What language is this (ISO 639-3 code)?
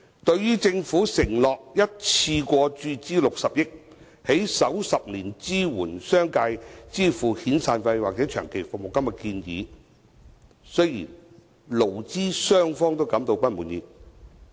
yue